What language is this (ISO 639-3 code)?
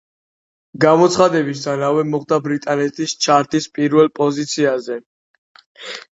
kat